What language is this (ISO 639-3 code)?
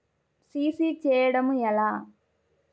tel